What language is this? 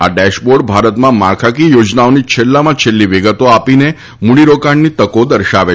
Gujarati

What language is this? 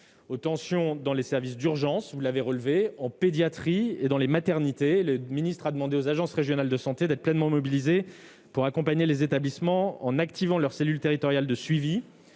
French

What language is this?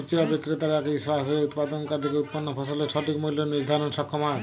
Bangla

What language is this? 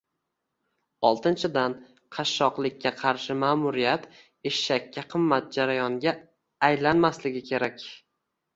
Uzbek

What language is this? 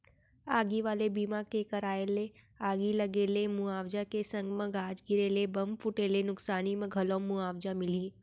Chhattisgarhi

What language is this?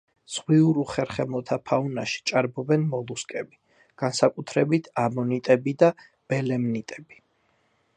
Georgian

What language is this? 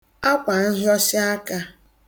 Igbo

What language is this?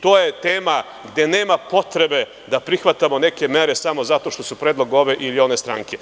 Serbian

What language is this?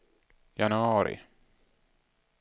Swedish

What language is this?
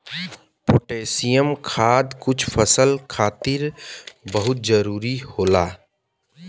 Bhojpuri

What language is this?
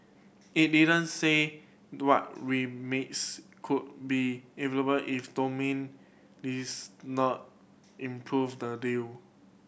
English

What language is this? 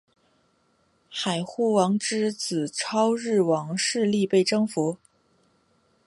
Chinese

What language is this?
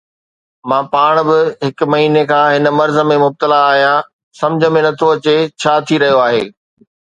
Sindhi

